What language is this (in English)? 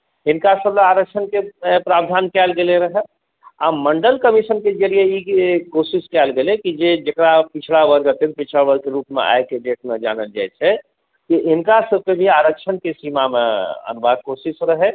Maithili